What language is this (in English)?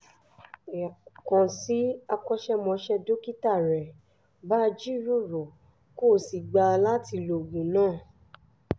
Yoruba